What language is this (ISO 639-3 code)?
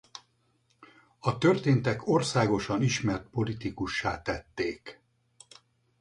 hun